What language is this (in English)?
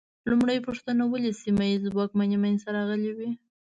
Pashto